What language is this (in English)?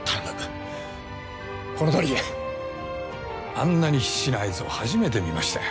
Japanese